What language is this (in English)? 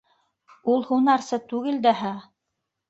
Bashkir